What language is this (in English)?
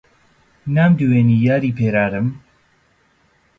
Central Kurdish